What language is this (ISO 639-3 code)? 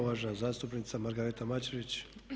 hrv